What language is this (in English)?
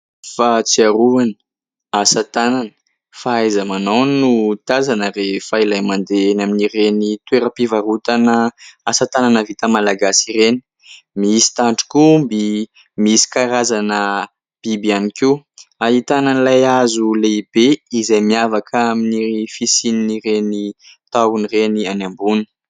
Malagasy